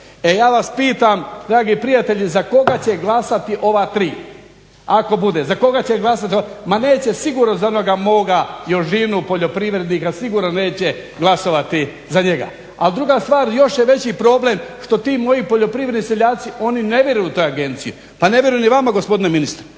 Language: Croatian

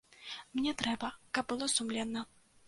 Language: Belarusian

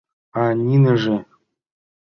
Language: Mari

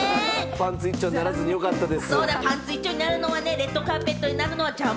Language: Japanese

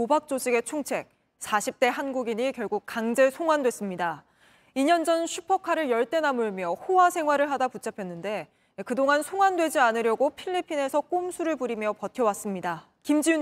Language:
Korean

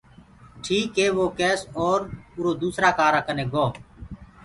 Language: Gurgula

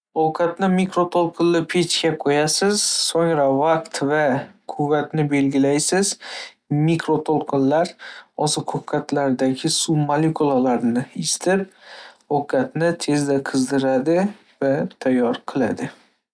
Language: Uzbek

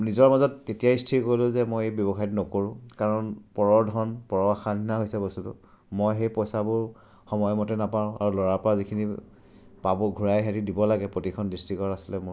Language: Assamese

